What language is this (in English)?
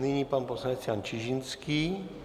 Czech